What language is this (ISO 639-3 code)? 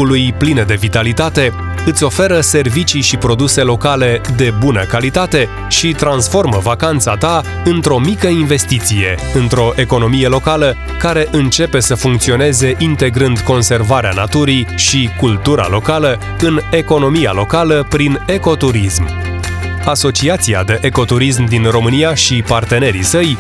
ron